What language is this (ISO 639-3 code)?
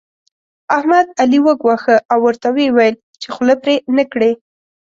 pus